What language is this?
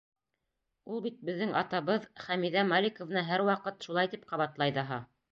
Bashkir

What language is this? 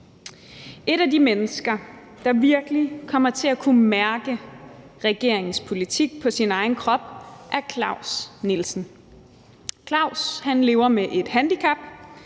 Danish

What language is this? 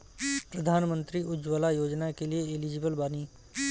Bhojpuri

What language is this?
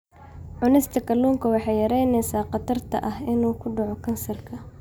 Somali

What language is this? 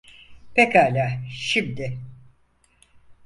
Turkish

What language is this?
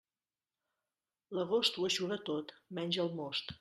Catalan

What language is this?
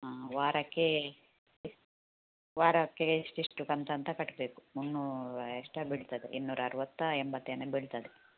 Kannada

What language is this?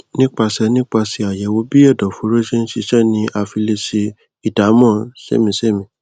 Yoruba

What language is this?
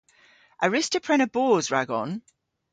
Cornish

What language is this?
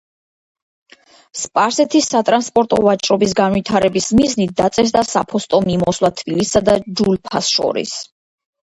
Georgian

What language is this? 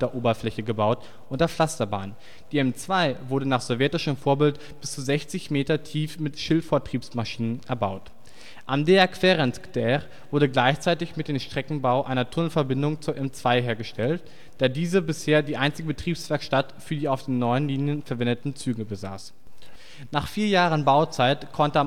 German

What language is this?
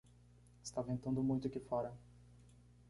Portuguese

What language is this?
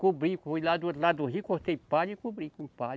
Portuguese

